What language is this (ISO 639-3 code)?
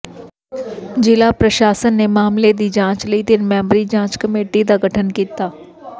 pan